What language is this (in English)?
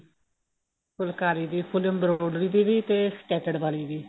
Punjabi